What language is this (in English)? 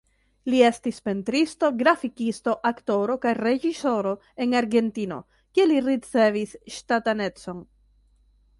Esperanto